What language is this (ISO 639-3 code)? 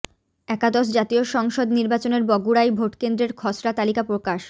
ben